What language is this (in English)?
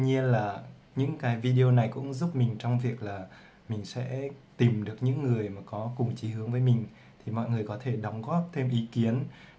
Vietnamese